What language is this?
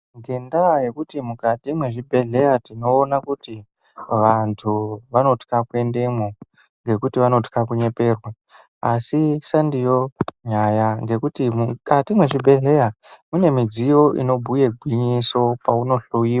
Ndau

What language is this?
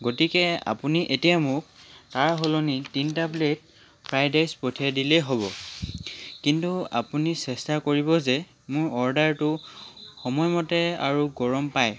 Assamese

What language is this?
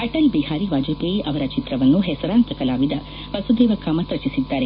Kannada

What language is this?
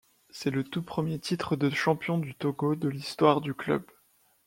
French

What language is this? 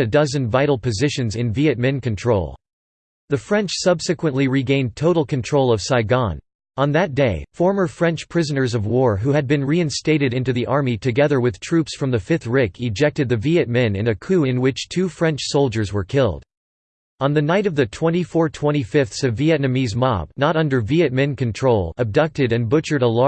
English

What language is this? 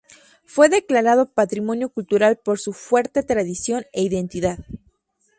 Spanish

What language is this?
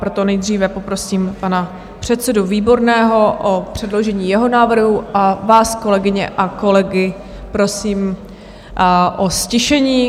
Czech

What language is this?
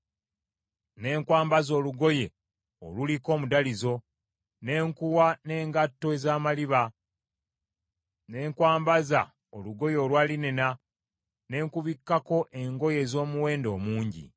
Ganda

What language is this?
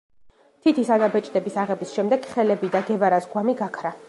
Georgian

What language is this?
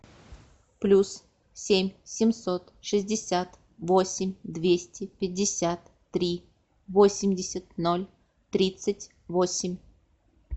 Russian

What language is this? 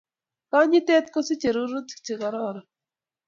Kalenjin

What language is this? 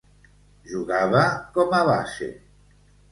Catalan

